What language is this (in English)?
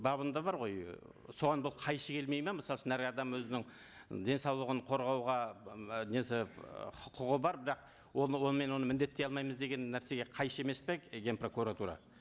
Kazakh